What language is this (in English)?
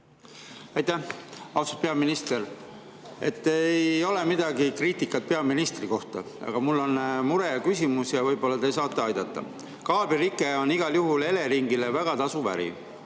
Estonian